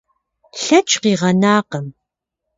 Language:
Kabardian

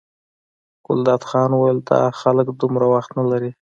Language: Pashto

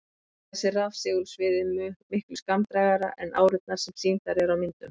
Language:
Icelandic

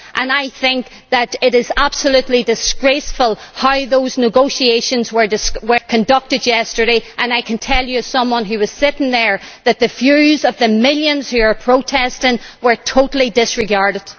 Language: English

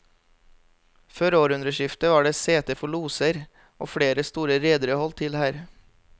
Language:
Norwegian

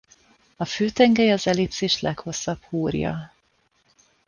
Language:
Hungarian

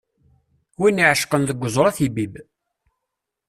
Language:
Kabyle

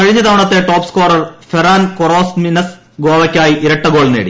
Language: Malayalam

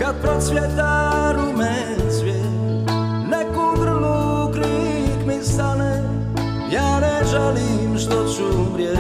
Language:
Romanian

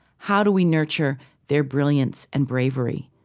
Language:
English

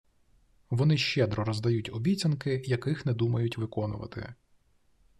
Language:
Ukrainian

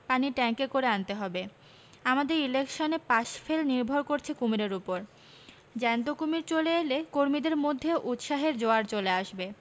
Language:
Bangla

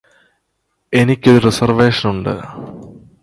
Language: Malayalam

